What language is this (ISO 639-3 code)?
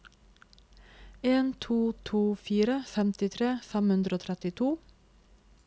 nor